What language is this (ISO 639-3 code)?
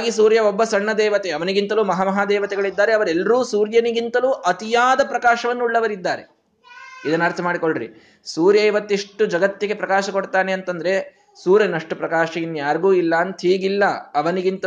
kan